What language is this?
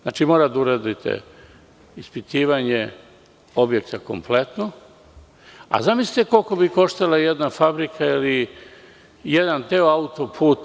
Serbian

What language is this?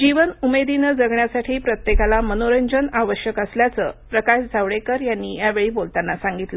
Marathi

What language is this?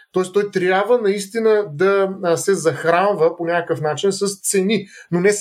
Bulgarian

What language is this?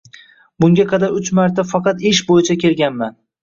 Uzbek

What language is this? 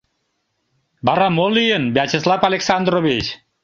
Mari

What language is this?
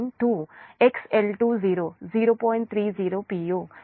Telugu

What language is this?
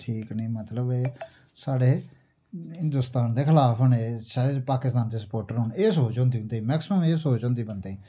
Dogri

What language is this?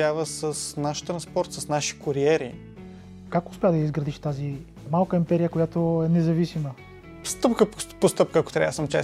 Bulgarian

